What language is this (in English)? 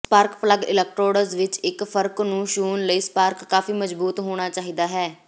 Punjabi